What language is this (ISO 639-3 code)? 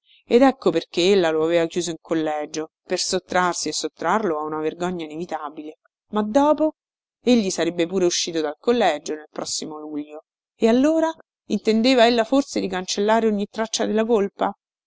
ita